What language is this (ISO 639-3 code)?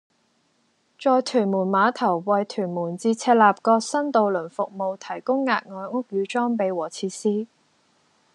yue